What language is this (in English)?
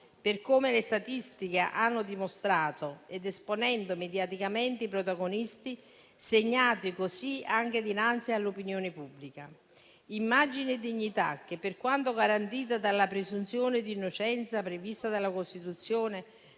Italian